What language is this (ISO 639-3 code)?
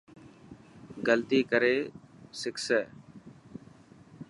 mki